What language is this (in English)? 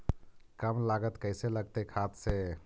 Magahi